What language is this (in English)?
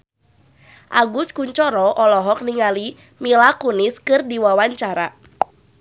Sundanese